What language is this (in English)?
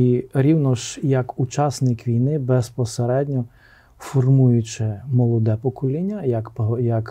Ukrainian